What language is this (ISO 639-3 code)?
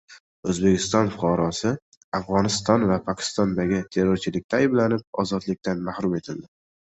uzb